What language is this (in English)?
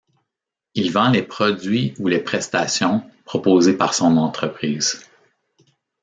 French